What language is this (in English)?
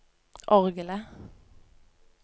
Norwegian